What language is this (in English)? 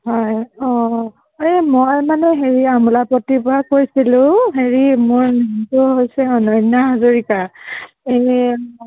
Assamese